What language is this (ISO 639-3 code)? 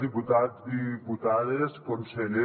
cat